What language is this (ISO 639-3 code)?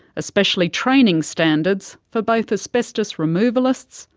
eng